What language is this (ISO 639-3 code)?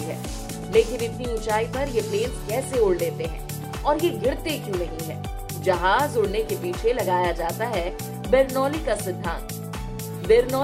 hin